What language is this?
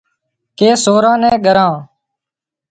Wadiyara Koli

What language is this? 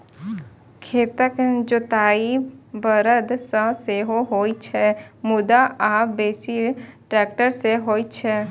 Maithili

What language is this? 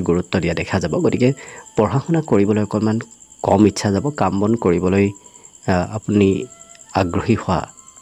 Bangla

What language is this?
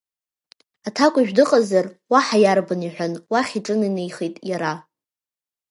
Abkhazian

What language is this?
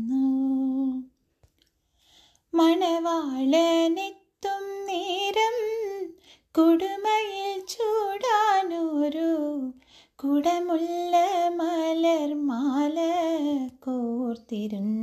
Malayalam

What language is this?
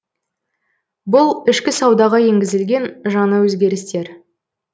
Kazakh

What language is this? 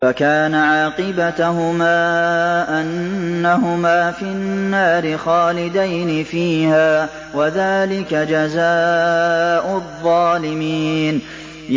Arabic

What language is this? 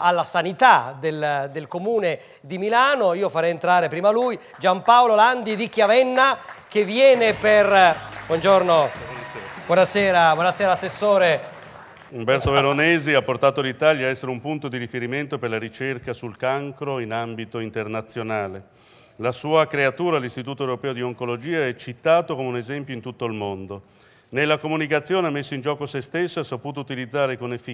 Italian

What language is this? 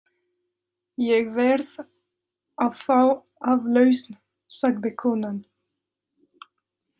Icelandic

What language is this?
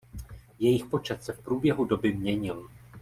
Czech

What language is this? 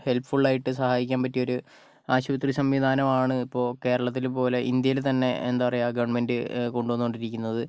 Malayalam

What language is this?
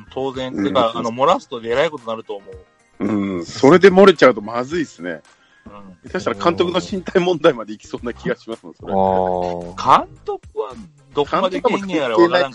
Japanese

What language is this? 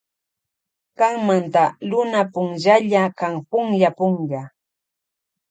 Loja Highland Quichua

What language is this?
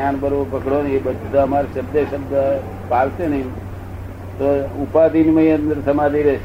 Gujarati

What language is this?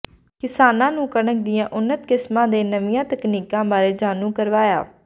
Punjabi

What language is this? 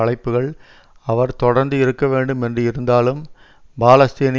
Tamil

